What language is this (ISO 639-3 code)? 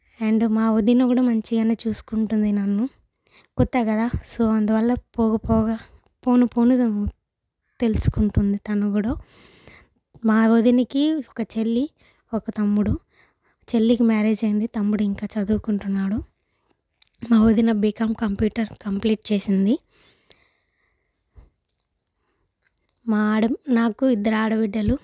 tel